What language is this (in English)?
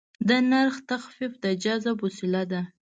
Pashto